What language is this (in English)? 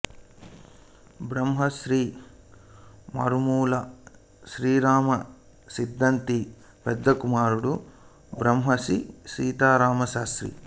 Telugu